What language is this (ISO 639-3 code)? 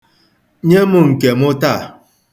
ibo